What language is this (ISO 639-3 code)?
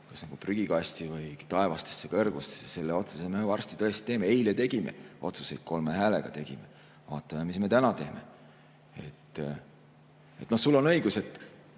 est